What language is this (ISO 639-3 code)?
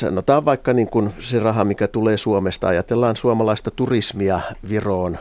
fin